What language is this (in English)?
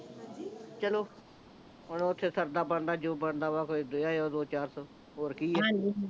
Punjabi